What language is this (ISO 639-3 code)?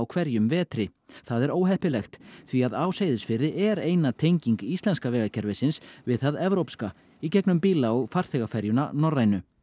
isl